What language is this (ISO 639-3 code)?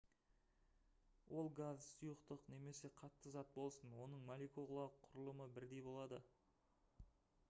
kaz